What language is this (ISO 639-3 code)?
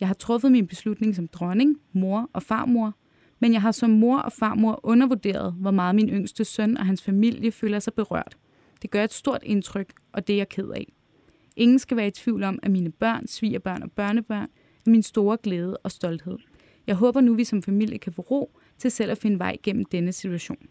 dan